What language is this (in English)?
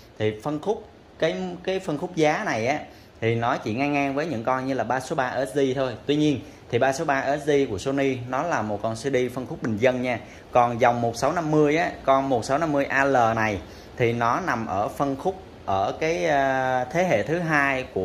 Vietnamese